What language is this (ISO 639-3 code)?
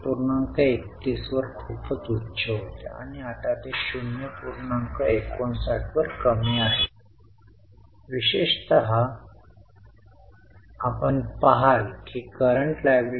mar